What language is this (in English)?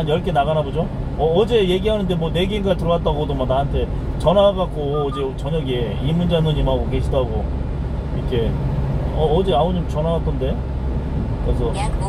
Korean